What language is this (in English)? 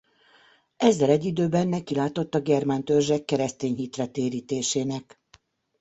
Hungarian